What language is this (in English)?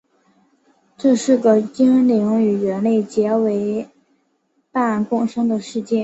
Chinese